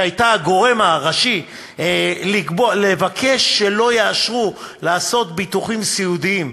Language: Hebrew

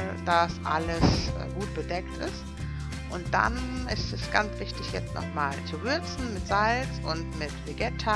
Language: German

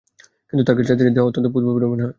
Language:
Bangla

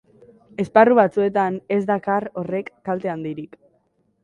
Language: Basque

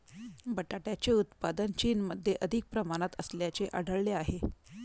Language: Marathi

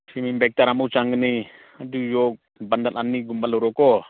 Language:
Manipuri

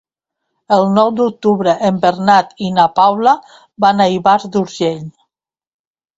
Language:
Catalan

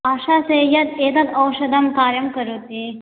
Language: Sanskrit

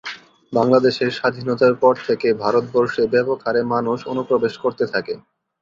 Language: Bangla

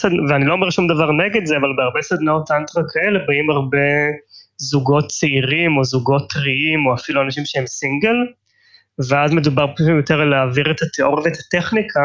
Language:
Hebrew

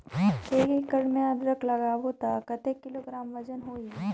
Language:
Chhattisgarhi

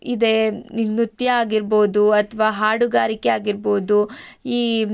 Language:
Kannada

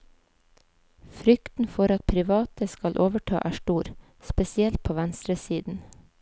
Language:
Norwegian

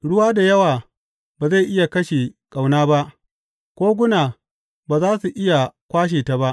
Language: Hausa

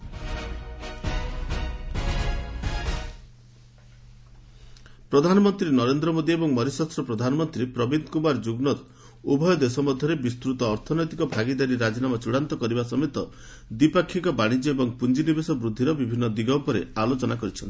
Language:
Odia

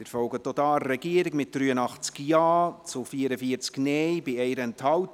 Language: Swiss German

